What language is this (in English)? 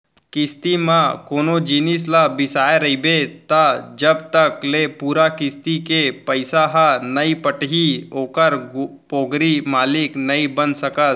Chhattisgarhi